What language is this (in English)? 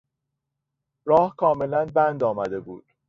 Persian